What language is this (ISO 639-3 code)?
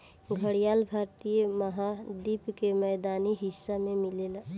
bho